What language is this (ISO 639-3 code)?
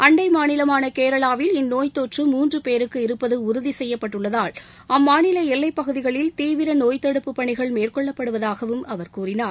tam